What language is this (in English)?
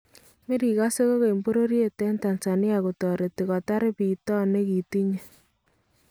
Kalenjin